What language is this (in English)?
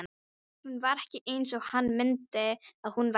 Icelandic